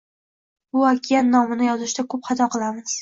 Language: Uzbek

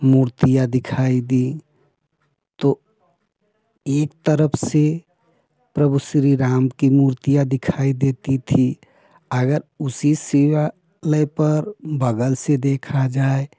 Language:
Hindi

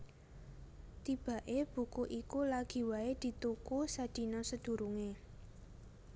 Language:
Javanese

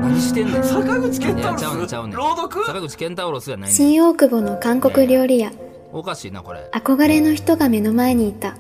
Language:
Japanese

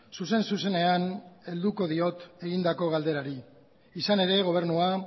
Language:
Basque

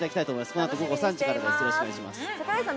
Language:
Japanese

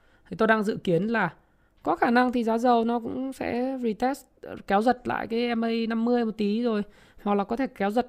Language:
Vietnamese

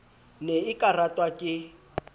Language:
Southern Sotho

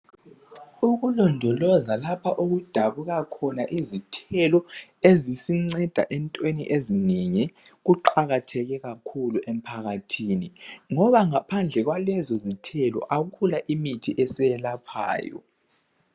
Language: North Ndebele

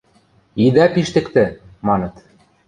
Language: Western Mari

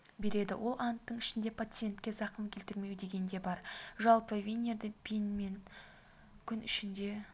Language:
Kazakh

